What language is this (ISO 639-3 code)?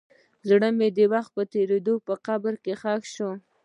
pus